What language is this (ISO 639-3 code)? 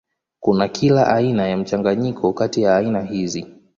swa